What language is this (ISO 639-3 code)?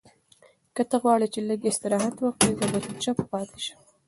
pus